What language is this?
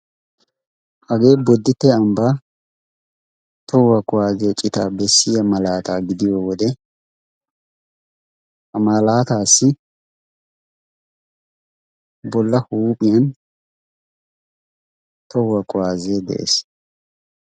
Wolaytta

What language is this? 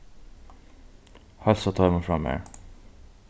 Faroese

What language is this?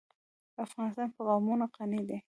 Pashto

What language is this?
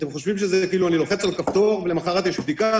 Hebrew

